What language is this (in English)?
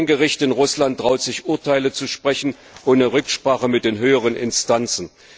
German